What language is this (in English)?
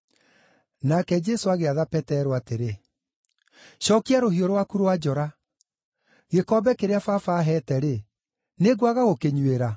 Kikuyu